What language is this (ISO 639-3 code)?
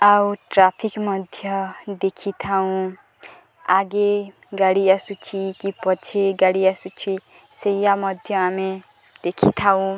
ori